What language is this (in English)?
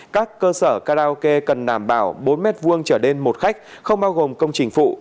Vietnamese